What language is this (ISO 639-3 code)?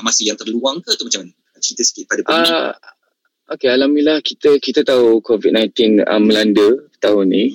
msa